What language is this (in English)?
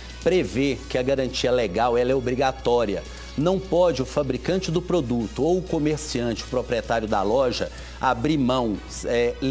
Portuguese